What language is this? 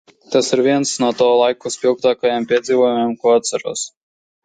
Latvian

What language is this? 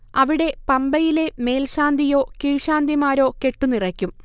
Malayalam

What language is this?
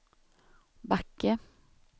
Swedish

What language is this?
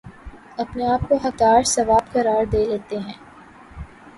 Urdu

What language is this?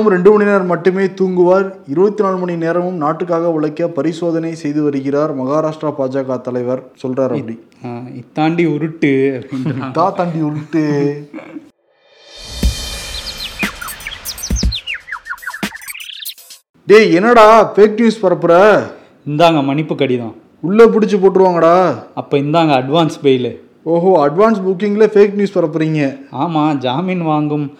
Tamil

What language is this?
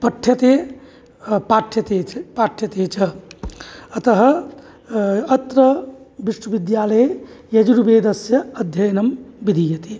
Sanskrit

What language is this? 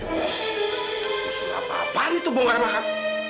Indonesian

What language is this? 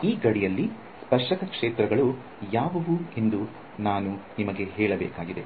Kannada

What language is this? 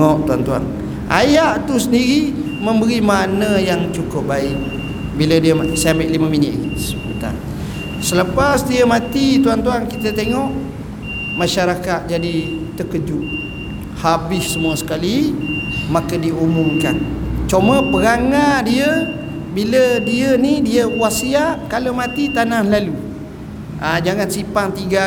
Malay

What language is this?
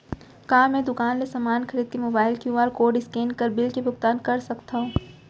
Chhattisgarhi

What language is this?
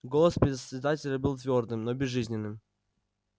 Russian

